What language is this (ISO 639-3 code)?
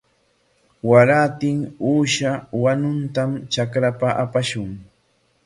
qwa